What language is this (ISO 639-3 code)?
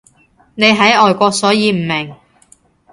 yue